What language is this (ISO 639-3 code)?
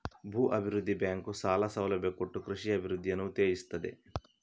kan